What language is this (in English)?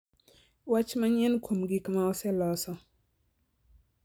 Luo (Kenya and Tanzania)